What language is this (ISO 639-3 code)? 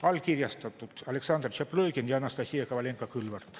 est